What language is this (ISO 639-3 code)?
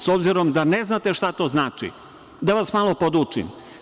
srp